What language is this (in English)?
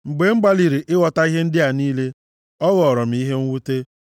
Igbo